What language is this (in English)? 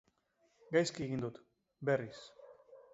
Basque